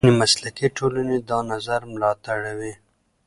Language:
Pashto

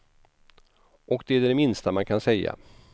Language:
Swedish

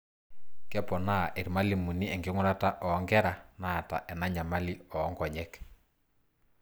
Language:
Masai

